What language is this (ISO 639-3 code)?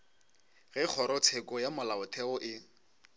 nso